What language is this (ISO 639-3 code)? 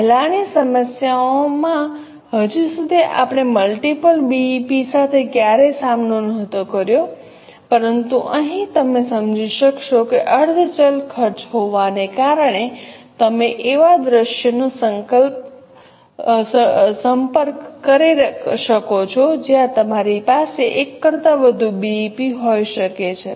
guj